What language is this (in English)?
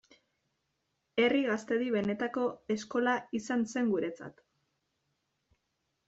Basque